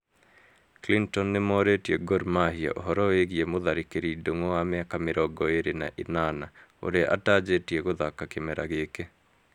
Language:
Kikuyu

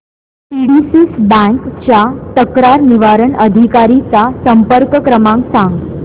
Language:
Marathi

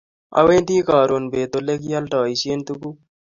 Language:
Kalenjin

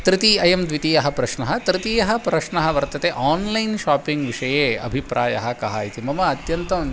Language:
Sanskrit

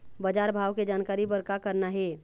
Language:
Chhattisgarhi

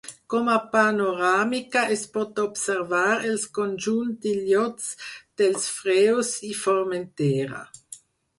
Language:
Catalan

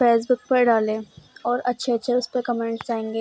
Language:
Urdu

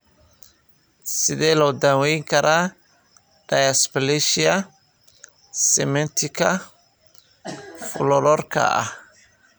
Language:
Somali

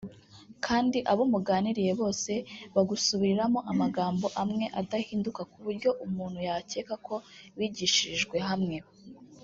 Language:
Kinyarwanda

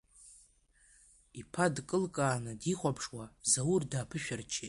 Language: Abkhazian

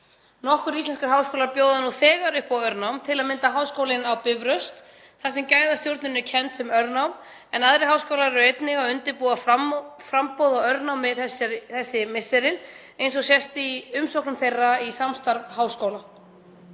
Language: Icelandic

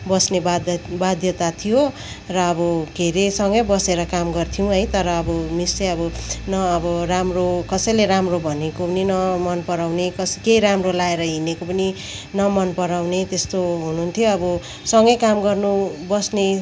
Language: Nepali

